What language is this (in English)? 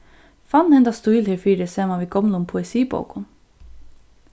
Faroese